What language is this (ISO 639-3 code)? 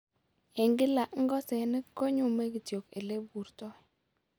kln